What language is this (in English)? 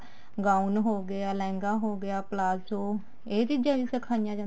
Punjabi